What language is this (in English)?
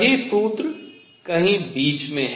Hindi